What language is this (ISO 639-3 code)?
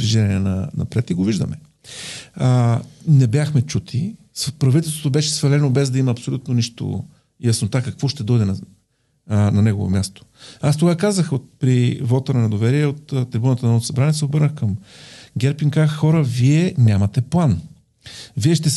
bul